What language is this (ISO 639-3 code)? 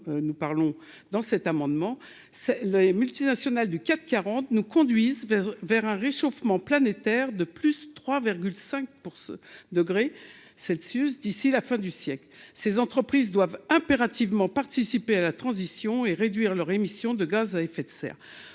fra